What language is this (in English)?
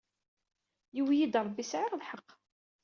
Kabyle